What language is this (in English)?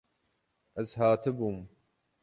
Kurdish